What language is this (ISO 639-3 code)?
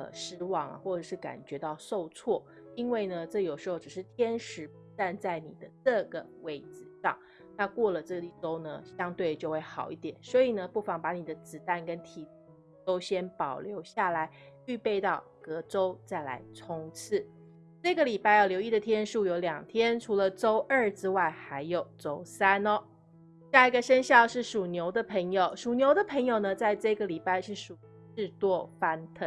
zho